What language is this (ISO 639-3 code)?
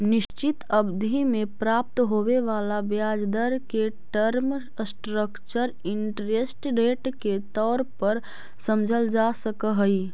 mag